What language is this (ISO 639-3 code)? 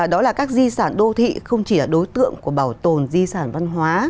vie